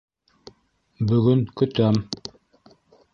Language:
Bashkir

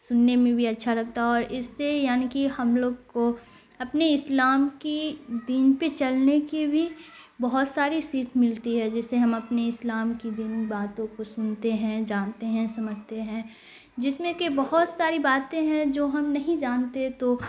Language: Urdu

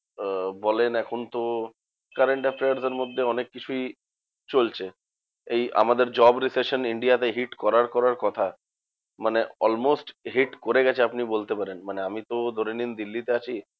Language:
Bangla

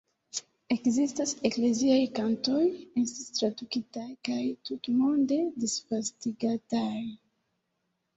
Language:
Esperanto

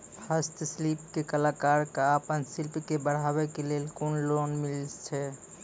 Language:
Maithili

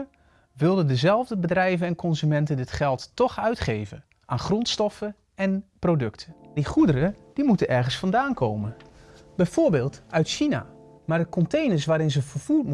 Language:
Dutch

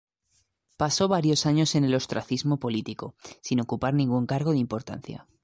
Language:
Spanish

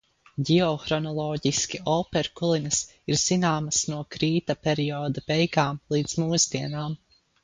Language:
Latvian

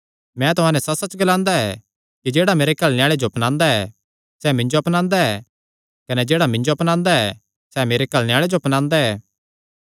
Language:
Kangri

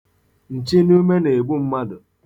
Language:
Igbo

